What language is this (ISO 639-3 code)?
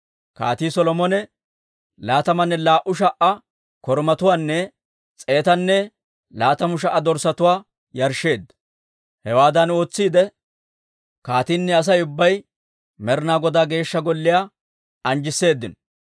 dwr